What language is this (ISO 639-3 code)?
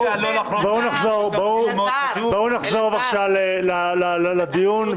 heb